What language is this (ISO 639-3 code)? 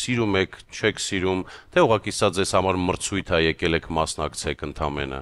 ron